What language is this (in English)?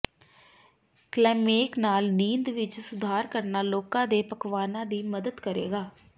Punjabi